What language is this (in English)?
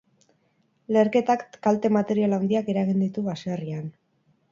Basque